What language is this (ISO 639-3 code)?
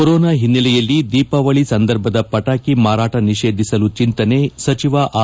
kan